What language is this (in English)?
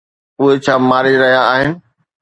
Sindhi